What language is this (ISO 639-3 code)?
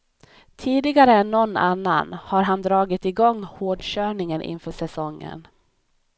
swe